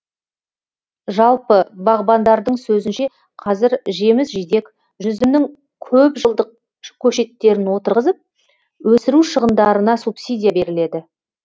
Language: Kazakh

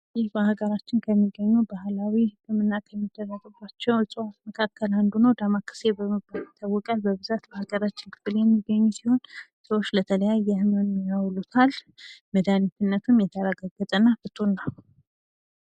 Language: Amharic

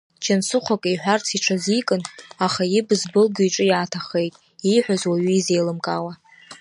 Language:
Abkhazian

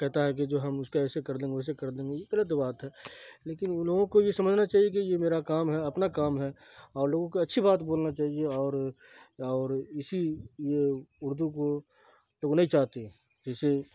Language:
Urdu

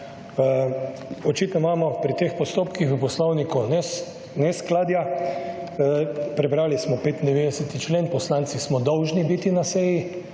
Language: Slovenian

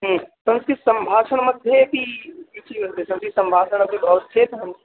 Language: Sanskrit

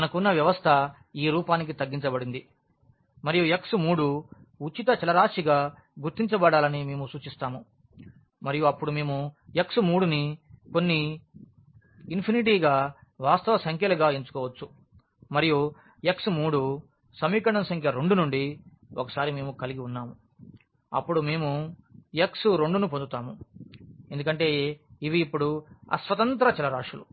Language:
Telugu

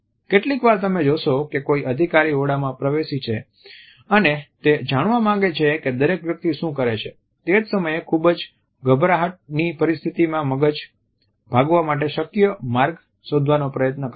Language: Gujarati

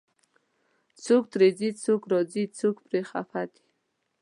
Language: Pashto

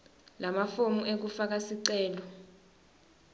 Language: Swati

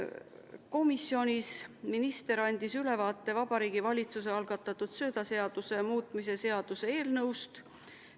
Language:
Estonian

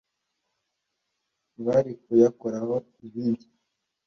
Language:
Kinyarwanda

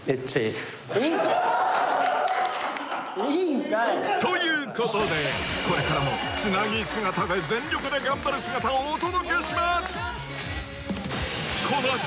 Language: Japanese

